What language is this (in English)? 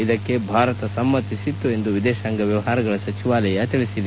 Kannada